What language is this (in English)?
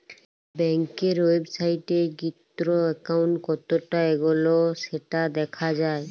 Bangla